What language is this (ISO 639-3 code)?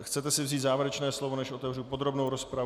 ces